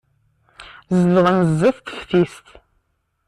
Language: Kabyle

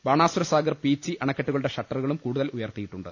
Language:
Malayalam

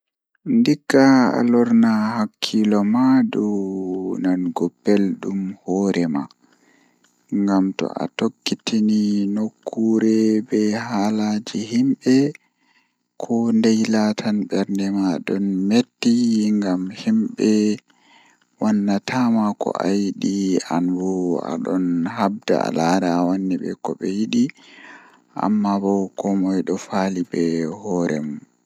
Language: Fula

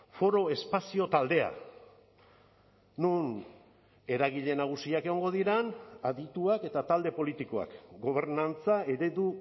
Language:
Basque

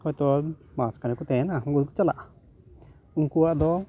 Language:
Santali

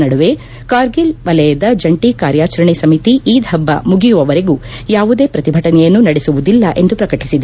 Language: Kannada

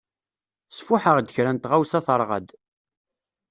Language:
Kabyle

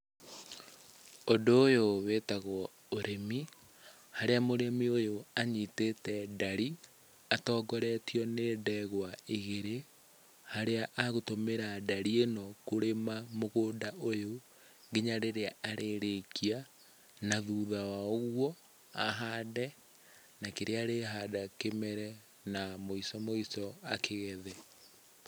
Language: Kikuyu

